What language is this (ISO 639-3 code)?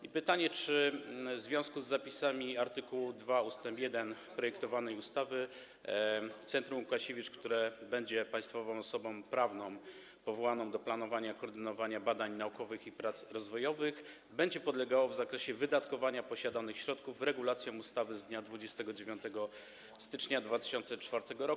pol